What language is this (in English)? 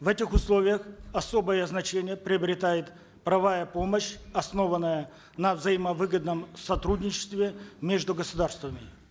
Kazakh